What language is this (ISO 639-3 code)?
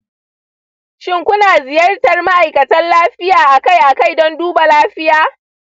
hau